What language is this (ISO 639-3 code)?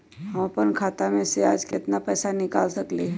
mag